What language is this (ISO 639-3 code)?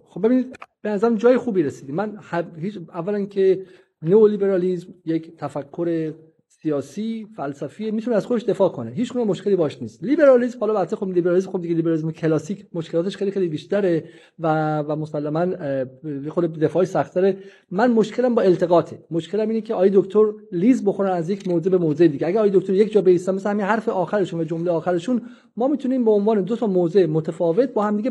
fas